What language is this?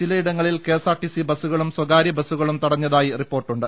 Malayalam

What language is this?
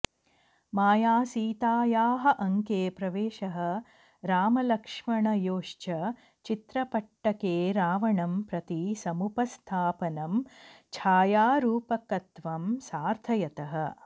Sanskrit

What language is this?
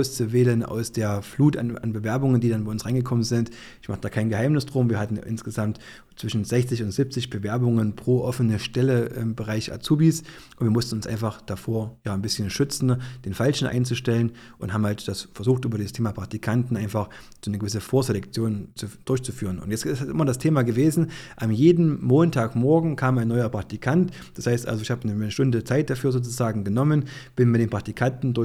German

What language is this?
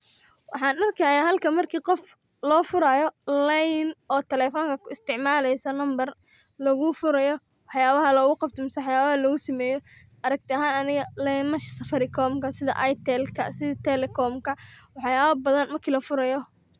Somali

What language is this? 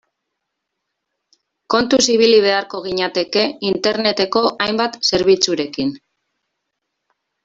Basque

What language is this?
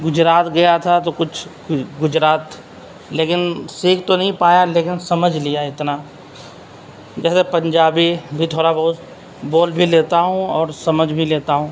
Urdu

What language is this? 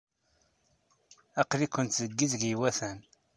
Kabyle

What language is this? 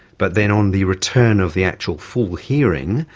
English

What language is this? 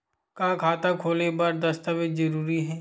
Chhattisgarhi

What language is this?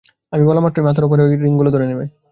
Bangla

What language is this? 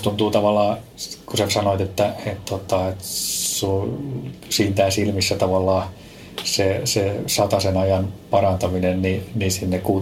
Finnish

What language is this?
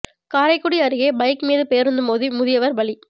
Tamil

